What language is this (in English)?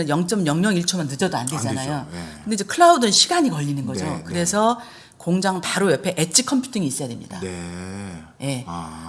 Korean